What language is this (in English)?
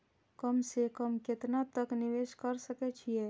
Maithili